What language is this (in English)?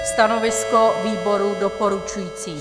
Czech